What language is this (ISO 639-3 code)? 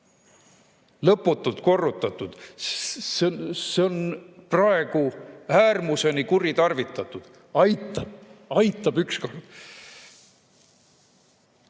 est